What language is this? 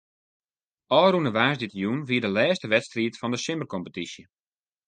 Western Frisian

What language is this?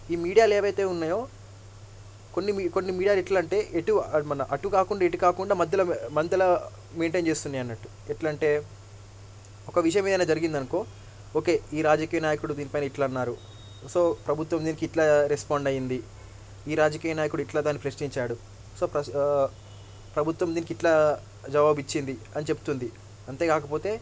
Telugu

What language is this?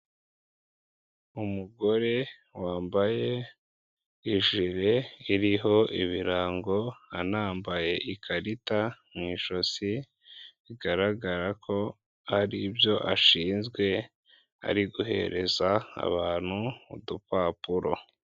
Kinyarwanda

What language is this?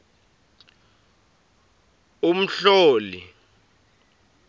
Swati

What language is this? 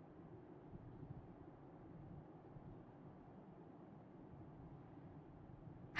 Japanese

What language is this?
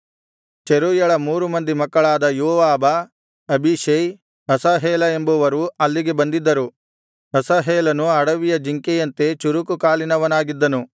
Kannada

